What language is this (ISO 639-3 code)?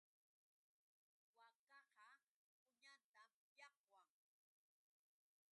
qux